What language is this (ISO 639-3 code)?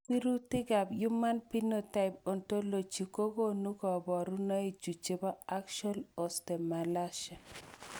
kln